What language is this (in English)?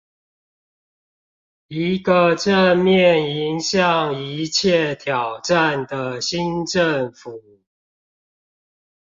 Chinese